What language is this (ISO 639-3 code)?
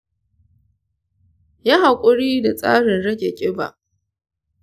hau